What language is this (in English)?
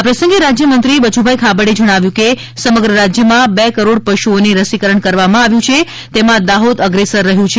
Gujarati